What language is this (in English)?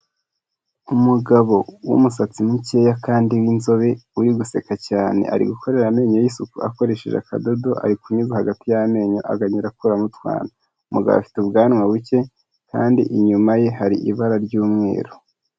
Kinyarwanda